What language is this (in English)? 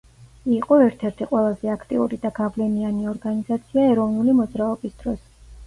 Georgian